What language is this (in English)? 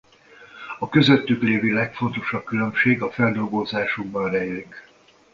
Hungarian